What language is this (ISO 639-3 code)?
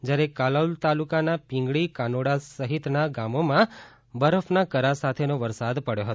guj